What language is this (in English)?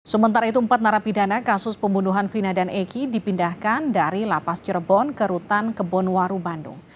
Indonesian